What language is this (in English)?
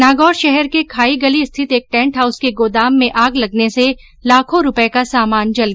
Hindi